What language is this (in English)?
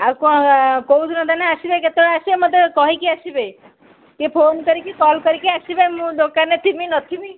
Odia